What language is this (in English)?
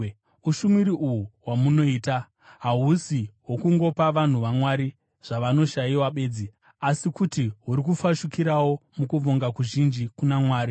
Shona